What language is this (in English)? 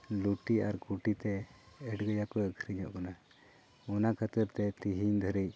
Santali